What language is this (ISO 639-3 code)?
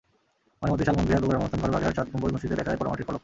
ben